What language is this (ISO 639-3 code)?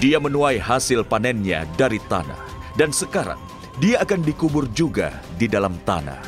ind